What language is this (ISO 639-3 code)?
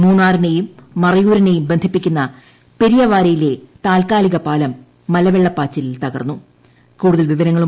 mal